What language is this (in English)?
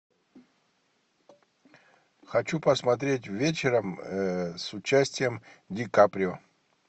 Russian